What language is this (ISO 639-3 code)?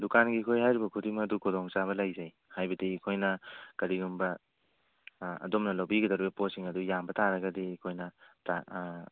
mni